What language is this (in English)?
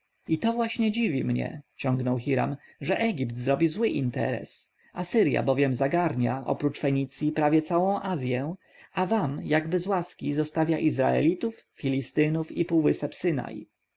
Polish